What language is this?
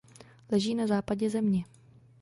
Czech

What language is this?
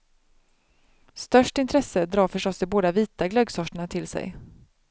Swedish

